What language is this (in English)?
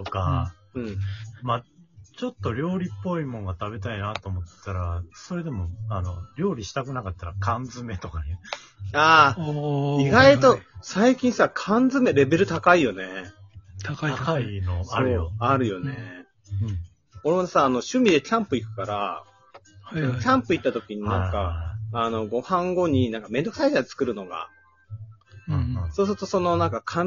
Japanese